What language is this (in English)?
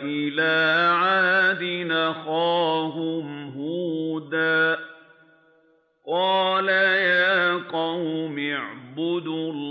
Arabic